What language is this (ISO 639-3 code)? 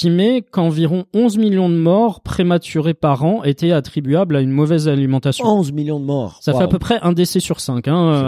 fra